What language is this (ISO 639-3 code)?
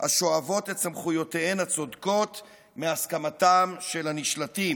heb